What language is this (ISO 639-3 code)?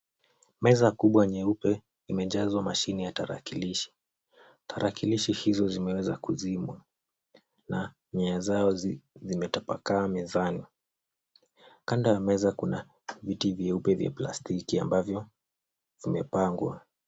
swa